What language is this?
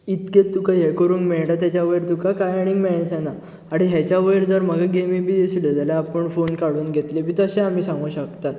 Konkani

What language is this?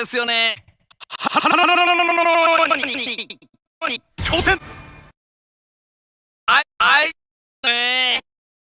Japanese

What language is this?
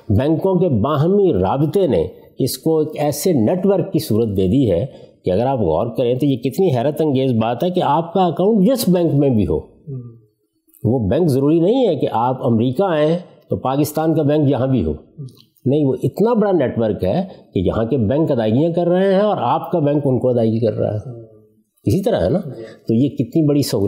Urdu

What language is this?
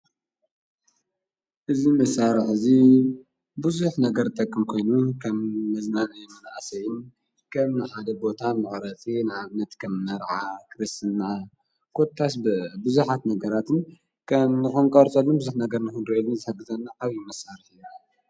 Tigrinya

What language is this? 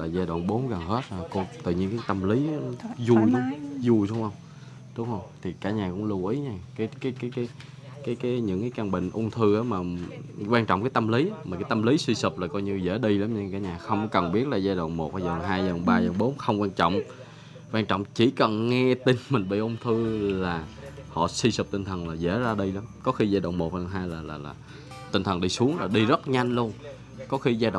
Vietnamese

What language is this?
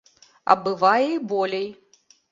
Belarusian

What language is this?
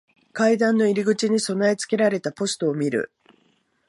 Japanese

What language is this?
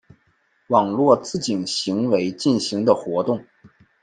Chinese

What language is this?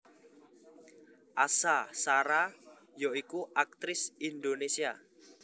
Javanese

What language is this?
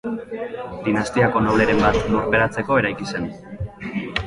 Basque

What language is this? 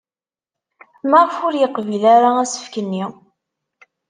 Kabyle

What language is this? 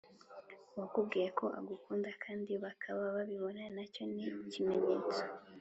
Kinyarwanda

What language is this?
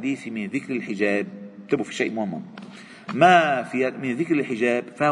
Arabic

